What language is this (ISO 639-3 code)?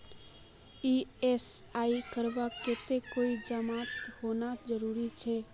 mag